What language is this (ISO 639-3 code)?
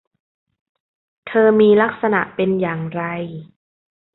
tha